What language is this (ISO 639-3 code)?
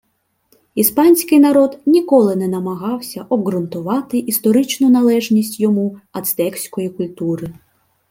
ukr